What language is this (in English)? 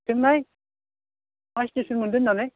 Bodo